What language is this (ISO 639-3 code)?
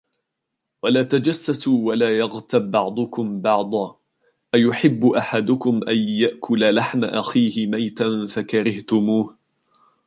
ara